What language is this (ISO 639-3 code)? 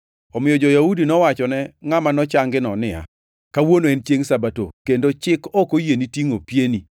luo